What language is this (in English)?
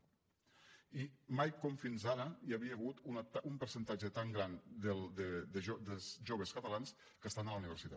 Catalan